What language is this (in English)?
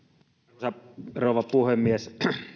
Finnish